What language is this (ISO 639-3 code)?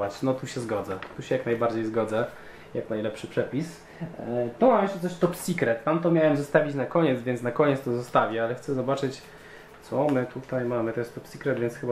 pol